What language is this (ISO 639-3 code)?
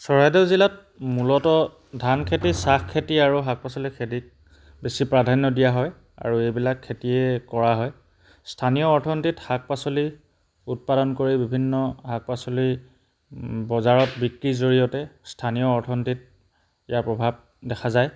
asm